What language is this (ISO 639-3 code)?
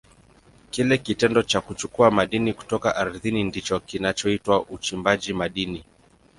swa